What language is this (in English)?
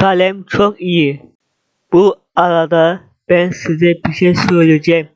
Turkish